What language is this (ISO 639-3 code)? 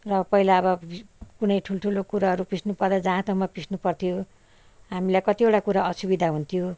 nep